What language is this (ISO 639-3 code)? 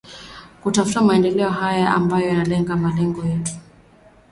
swa